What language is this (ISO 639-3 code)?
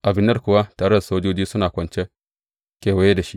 hau